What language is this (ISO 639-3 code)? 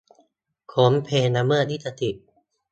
tha